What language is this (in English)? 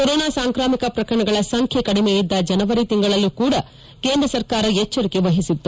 Kannada